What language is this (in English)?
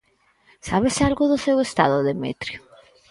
Galician